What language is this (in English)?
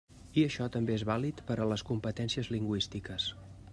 Catalan